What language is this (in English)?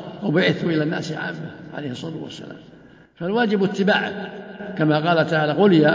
Arabic